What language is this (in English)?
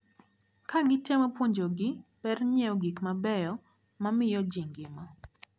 Luo (Kenya and Tanzania)